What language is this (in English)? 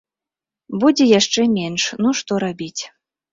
Belarusian